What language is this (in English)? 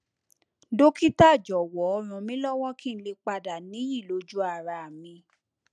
Yoruba